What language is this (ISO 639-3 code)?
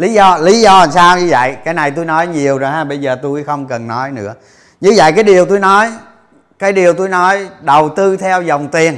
vie